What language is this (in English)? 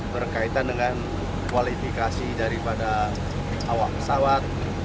Indonesian